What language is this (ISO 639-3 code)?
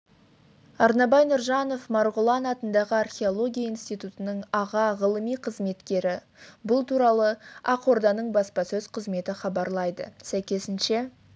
kaz